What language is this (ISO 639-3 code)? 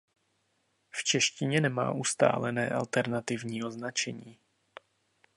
ces